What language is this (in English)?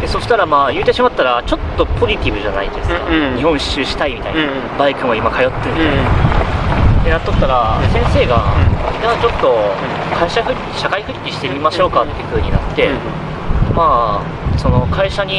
Japanese